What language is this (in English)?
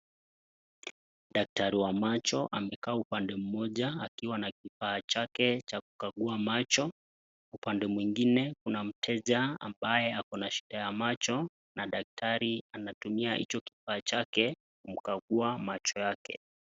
Swahili